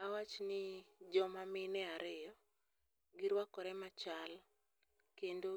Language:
Luo (Kenya and Tanzania)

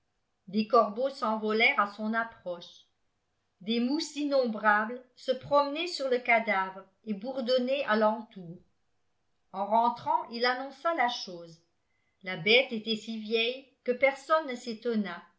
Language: French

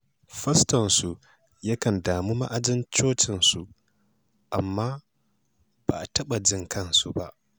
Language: Hausa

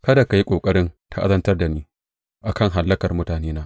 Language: Hausa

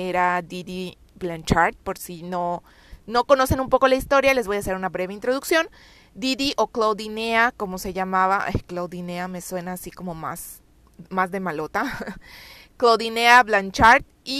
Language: Spanish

